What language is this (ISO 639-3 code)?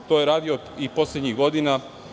srp